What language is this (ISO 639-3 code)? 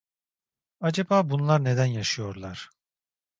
tur